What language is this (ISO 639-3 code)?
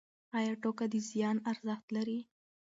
pus